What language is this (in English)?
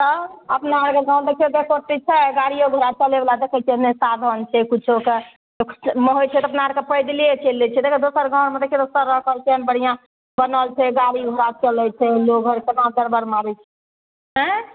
Maithili